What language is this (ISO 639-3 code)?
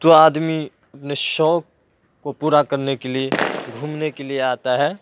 urd